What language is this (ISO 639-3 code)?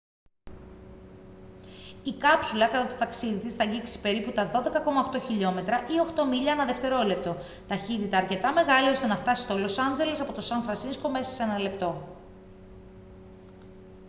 ell